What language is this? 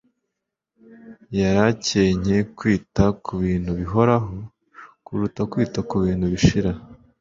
Kinyarwanda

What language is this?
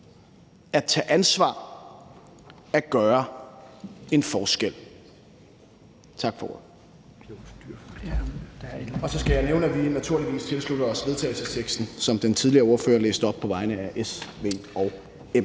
Danish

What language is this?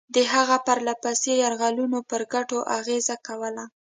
Pashto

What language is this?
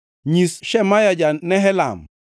Luo (Kenya and Tanzania)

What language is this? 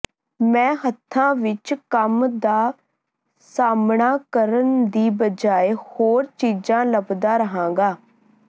Punjabi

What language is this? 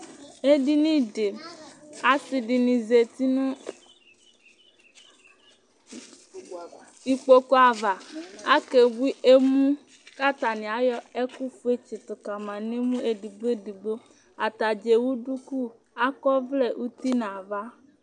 Ikposo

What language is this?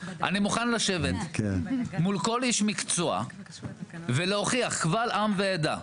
Hebrew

